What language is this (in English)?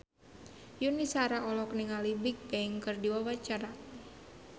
Sundanese